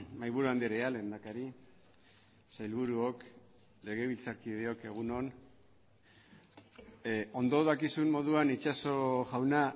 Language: Basque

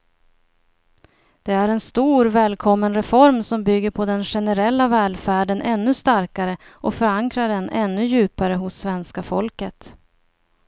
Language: Swedish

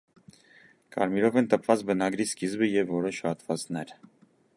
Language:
Armenian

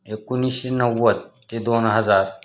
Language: Marathi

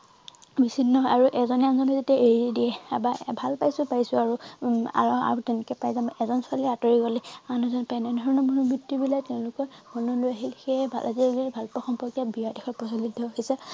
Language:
Assamese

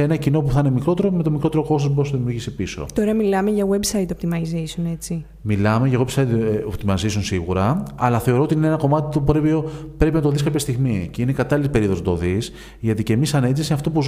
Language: Greek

